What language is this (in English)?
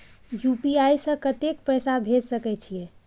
Maithili